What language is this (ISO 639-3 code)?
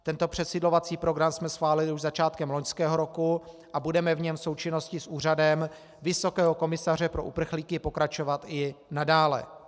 ces